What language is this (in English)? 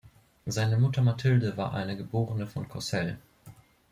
German